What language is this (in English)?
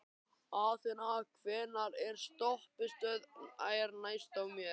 Icelandic